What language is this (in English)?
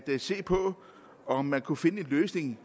Danish